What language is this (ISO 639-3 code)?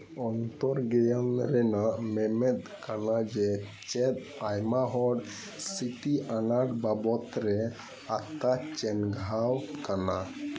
sat